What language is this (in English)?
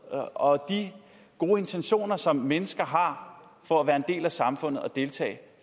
Danish